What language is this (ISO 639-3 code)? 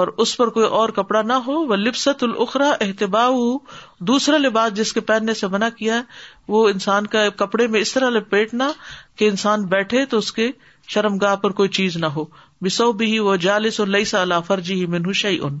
urd